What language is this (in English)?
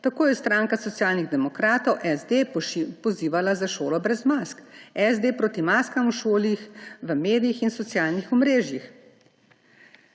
Slovenian